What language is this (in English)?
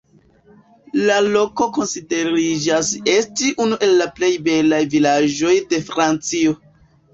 Esperanto